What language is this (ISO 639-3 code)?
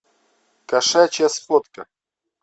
rus